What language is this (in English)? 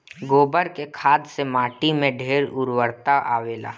Bhojpuri